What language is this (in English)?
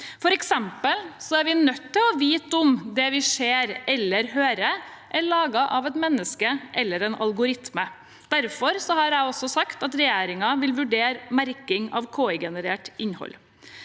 Norwegian